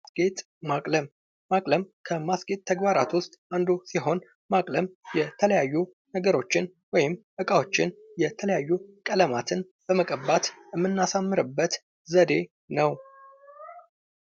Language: Amharic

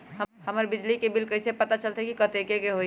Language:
Magahi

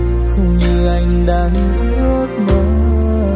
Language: Vietnamese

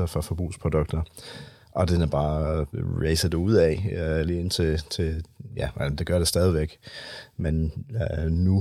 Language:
Danish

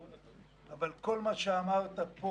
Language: Hebrew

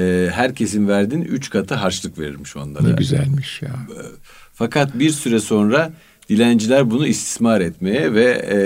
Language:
Turkish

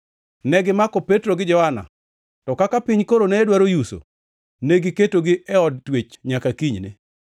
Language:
Luo (Kenya and Tanzania)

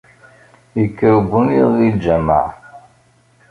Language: Kabyle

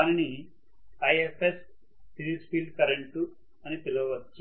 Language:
Telugu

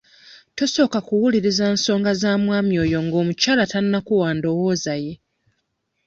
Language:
Ganda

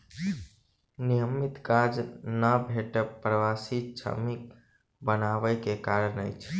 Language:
Maithili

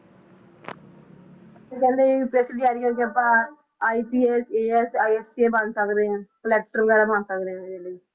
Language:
Punjabi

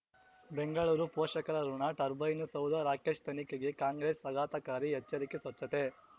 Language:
Kannada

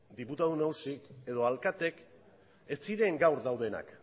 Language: Basque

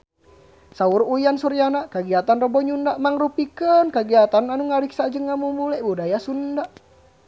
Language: Sundanese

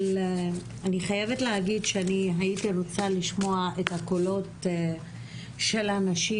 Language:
Hebrew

